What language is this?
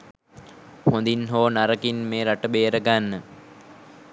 Sinhala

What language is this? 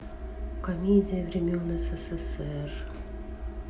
Russian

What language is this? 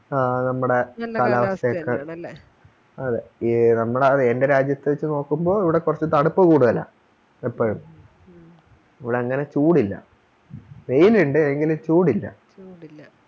Malayalam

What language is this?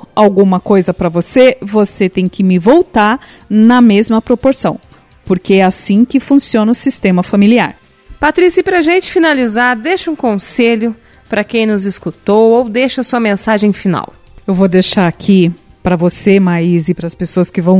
Portuguese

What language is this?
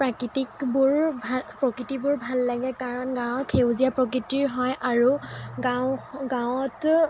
Assamese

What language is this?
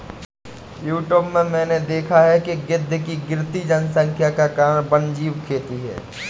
Hindi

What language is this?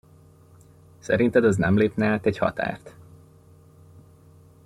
Hungarian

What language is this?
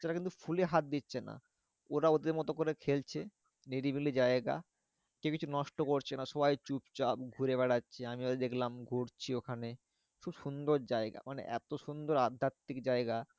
Bangla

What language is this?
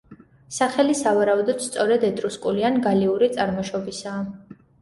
Georgian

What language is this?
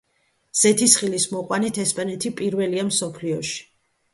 Georgian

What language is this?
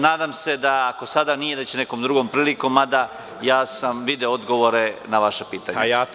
Serbian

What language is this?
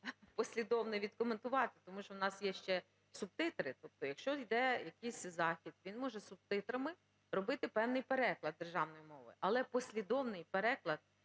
Ukrainian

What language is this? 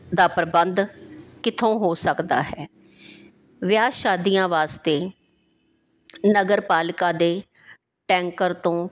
Punjabi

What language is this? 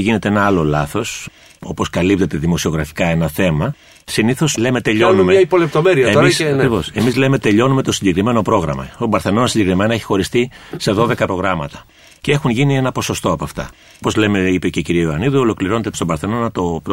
Greek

